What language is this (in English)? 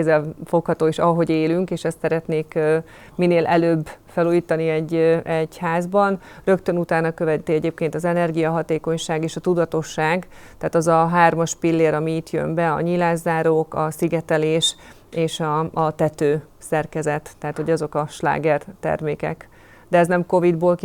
Hungarian